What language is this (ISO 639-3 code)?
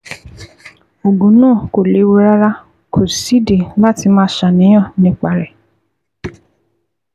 yor